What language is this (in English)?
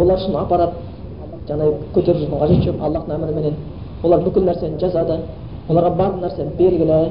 Bulgarian